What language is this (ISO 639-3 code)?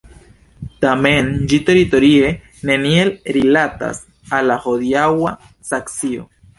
epo